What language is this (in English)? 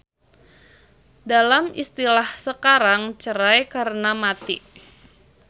Sundanese